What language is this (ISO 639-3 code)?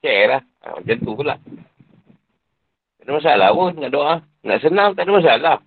msa